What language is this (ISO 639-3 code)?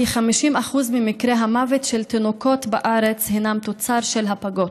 heb